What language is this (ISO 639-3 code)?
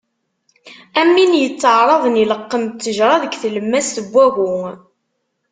kab